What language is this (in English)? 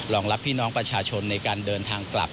Thai